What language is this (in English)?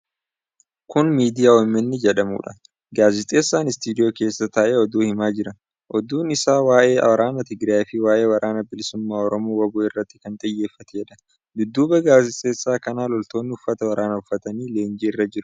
Oromo